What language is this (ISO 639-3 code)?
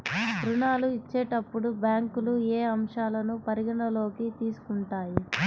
tel